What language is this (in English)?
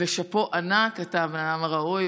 Hebrew